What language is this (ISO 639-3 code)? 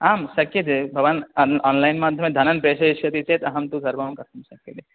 san